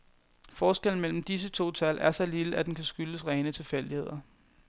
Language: Danish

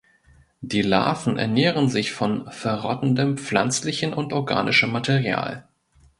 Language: German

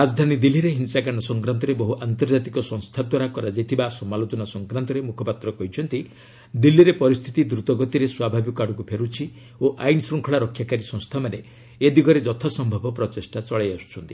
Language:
Odia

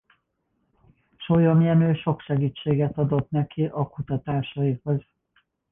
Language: Hungarian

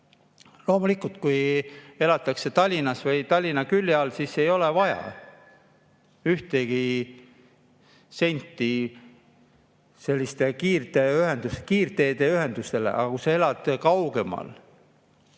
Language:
Estonian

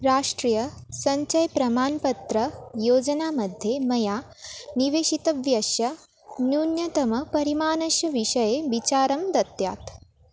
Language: Sanskrit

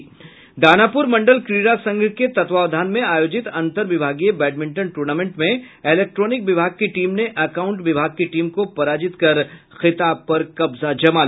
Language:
Hindi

